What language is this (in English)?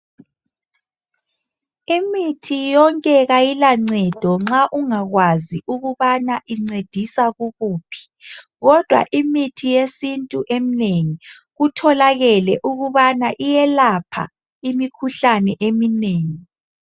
North Ndebele